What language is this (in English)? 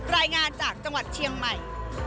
Thai